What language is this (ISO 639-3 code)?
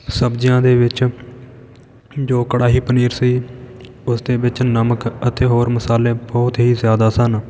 pan